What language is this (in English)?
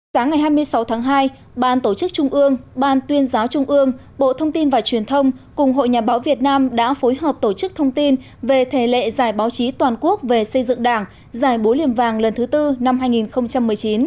Vietnamese